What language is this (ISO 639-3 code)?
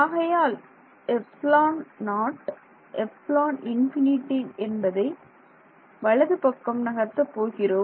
tam